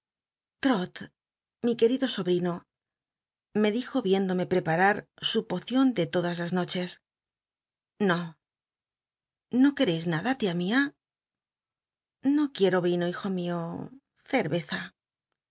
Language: Spanish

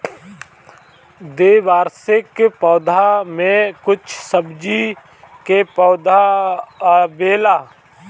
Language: Bhojpuri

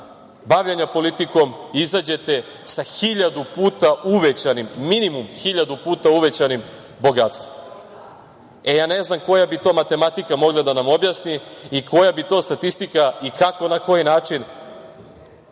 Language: Serbian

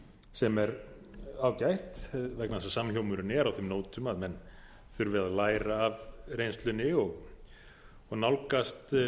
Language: Icelandic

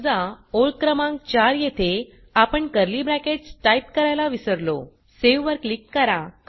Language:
Marathi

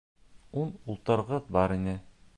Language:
Bashkir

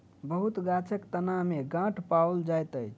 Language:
Maithili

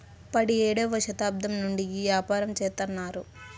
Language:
Telugu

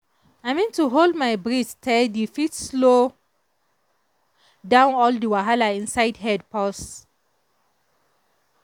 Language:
Nigerian Pidgin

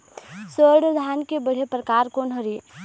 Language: Chhattisgarhi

